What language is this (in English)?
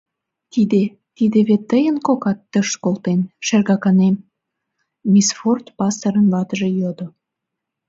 Mari